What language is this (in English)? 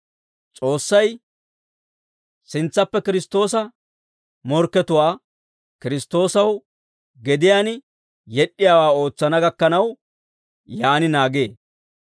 Dawro